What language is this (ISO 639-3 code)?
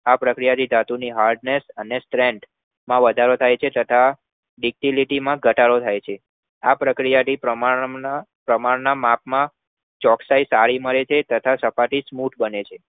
guj